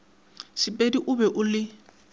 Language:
Northern Sotho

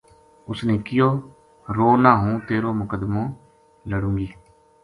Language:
Gujari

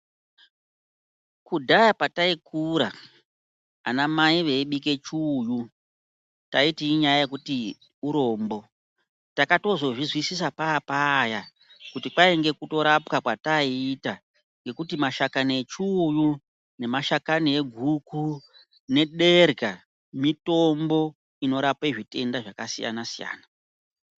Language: Ndau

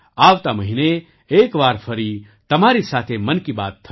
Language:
Gujarati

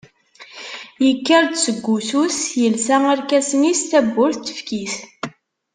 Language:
Kabyle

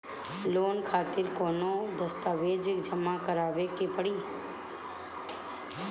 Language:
Bhojpuri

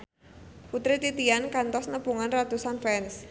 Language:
Sundanese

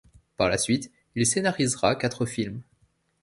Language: French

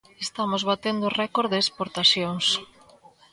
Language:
Galician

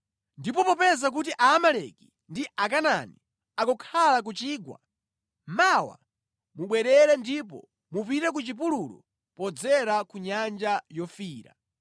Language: Nyanja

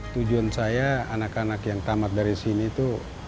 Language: Indonesian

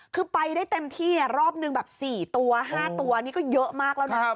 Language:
Thai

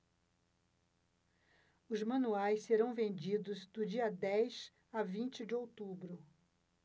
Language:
Portuguese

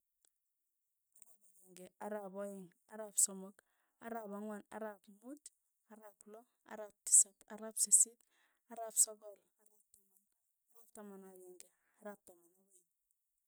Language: Tugen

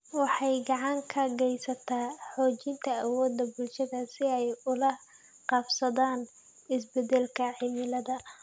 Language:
Somali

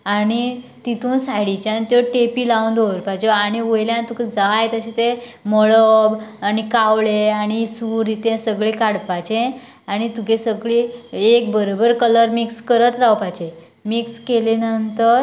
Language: Konkani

